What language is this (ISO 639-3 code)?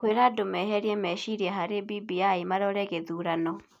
kik